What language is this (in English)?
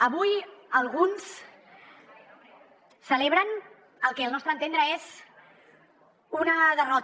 Catalan